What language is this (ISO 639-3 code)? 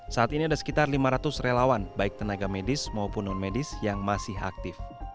ind